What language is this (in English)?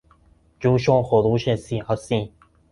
Persian